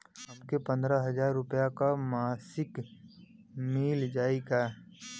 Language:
Bhojpuri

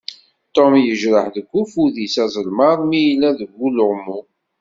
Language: Kabyle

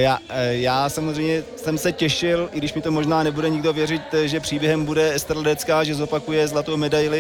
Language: Czech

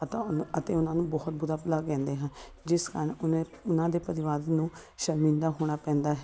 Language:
Punjabi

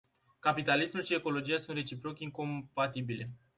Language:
Romanian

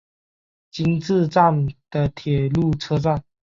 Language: Chinese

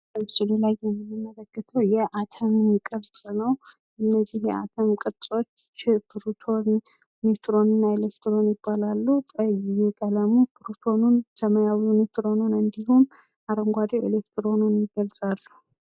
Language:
Amharic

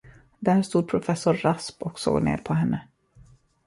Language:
Swedish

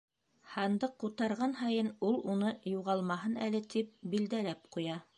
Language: Bashkir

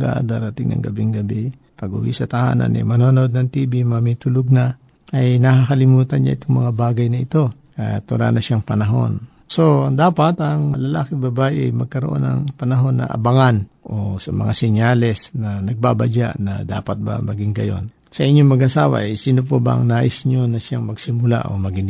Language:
Filipino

